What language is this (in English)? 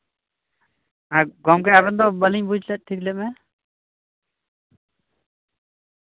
Santali